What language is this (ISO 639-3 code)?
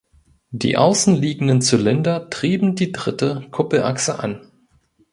deu